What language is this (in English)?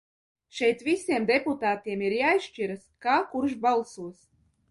Latvian